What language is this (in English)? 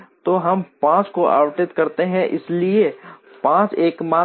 Hindi